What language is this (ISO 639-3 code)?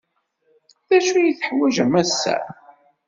kab